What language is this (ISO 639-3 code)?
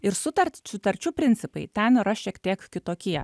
lit